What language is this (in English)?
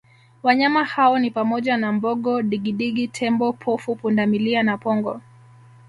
Swahili